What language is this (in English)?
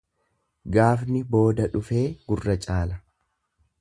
Oromo